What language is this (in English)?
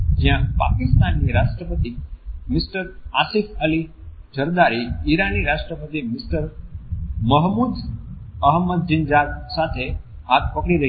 Gujarati